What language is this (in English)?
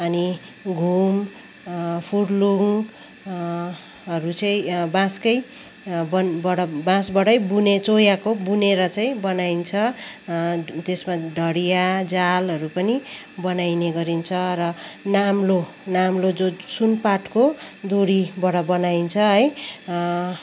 Nepali